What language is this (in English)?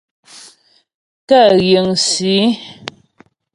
Ghomala